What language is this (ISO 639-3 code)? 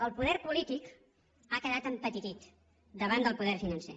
cat